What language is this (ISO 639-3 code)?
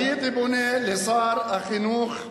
heb